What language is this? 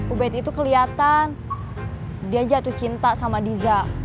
Indonesian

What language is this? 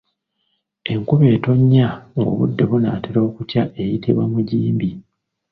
Ganda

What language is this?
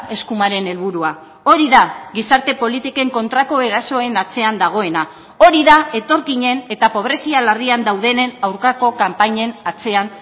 Basque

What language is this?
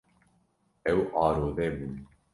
Kurdish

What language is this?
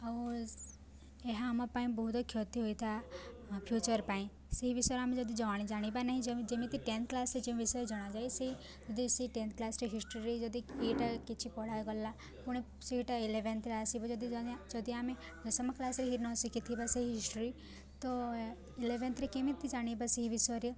Odia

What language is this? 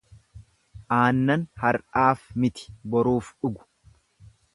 Oromo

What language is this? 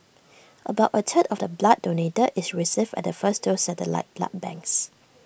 English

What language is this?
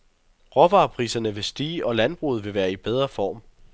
Danish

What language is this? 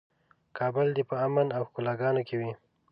Pashto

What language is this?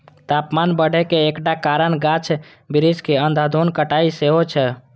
Maithili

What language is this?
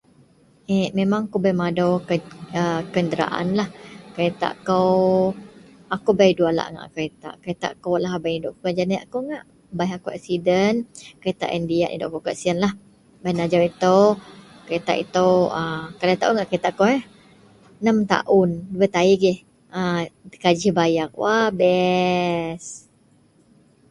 Central Melanau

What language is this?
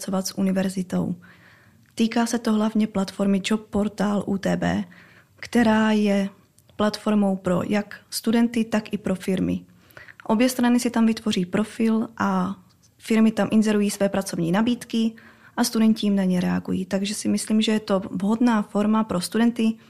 Czech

